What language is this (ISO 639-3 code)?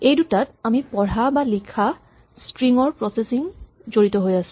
asm